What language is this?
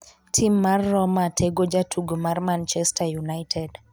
Luo (Kenya and Tanzania)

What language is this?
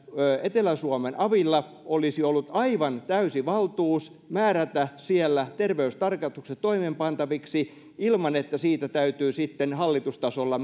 Finnish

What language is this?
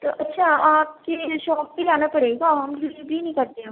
Urdu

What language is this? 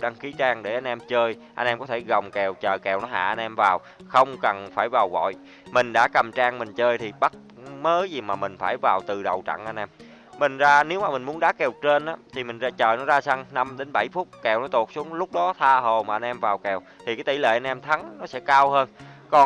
Vietnamese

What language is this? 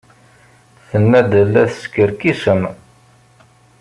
Kabyle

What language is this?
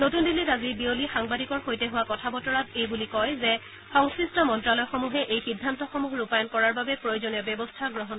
Assamese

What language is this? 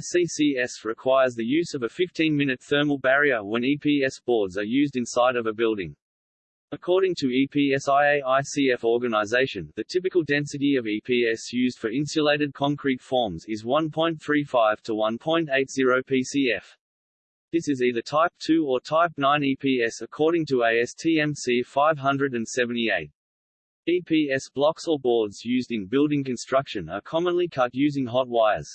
English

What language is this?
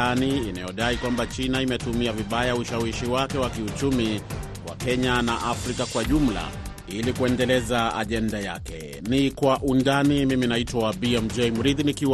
Swahili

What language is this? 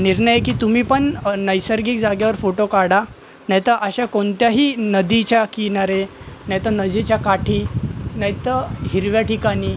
Marathi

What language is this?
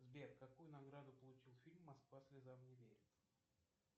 Russian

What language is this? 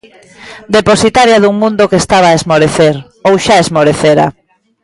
Galician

